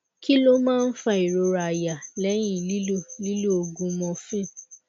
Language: Yoruba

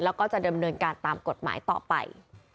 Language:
Thai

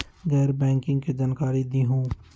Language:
Magahi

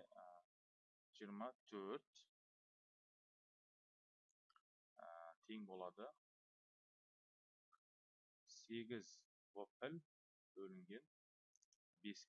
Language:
Turkish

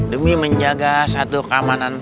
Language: Indonesian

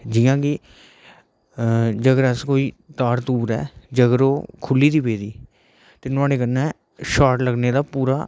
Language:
Dogri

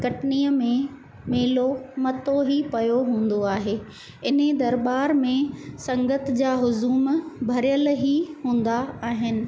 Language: Sindhi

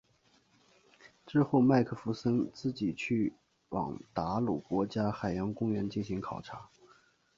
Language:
Chinese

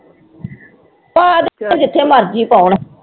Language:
Punjabi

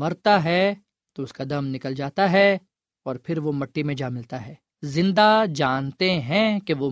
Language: Urdu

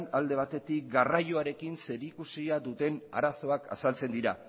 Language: Basque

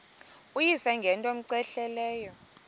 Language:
Xhosa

